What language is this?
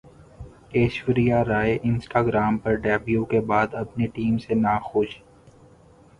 Urdu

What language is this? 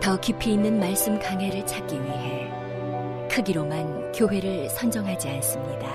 Korean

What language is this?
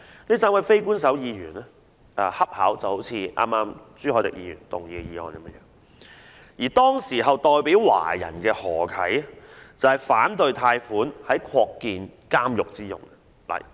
Cantonese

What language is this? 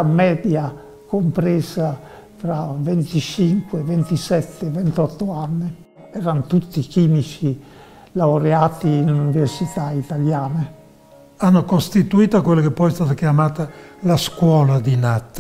Italian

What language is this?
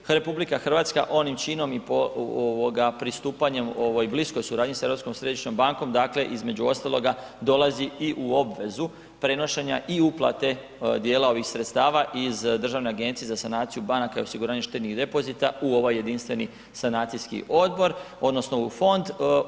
Croatian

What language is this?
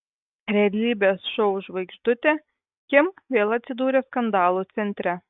Lithuanian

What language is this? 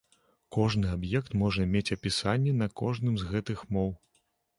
Belarusian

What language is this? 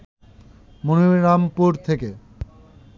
Bangla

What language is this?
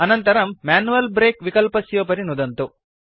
Sanskrit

